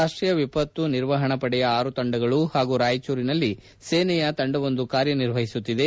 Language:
Kannada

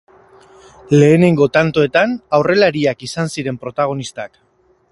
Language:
Basque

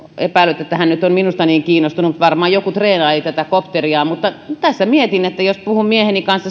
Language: Finnish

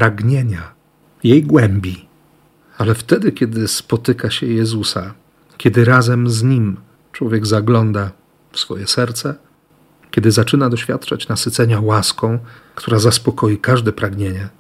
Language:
Polish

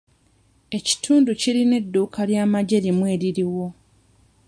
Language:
Ganda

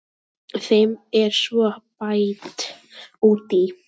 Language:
Icelandic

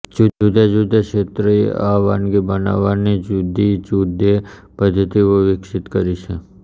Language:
Gujarati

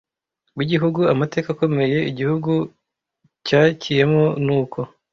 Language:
Kinyarwanda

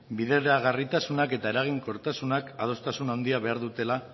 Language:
Basque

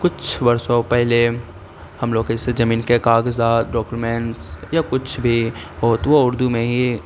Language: Urdu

